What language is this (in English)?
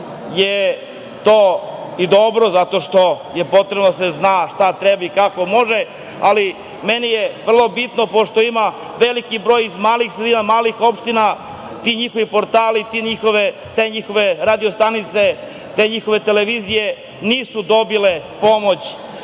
Serbian